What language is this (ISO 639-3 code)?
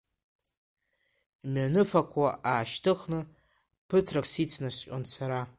abk